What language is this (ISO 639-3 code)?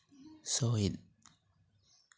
sat